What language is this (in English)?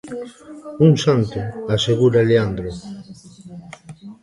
Galician